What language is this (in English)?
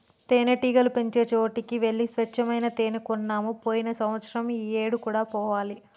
Telugu